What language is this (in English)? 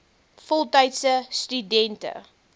Afrikaans